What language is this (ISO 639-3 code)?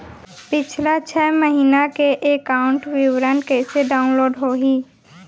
hne